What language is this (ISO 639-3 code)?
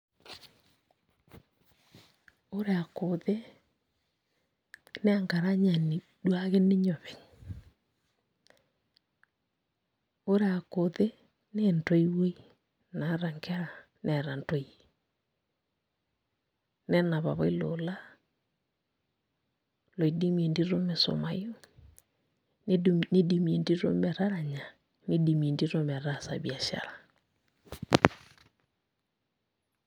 mas